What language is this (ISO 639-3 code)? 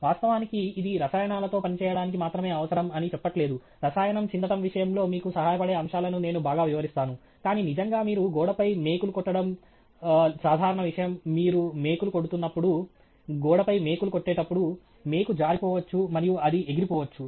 tel